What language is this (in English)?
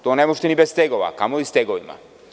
Serbian